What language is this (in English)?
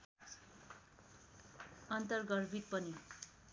Nepali